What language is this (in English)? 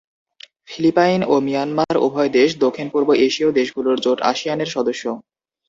Bangla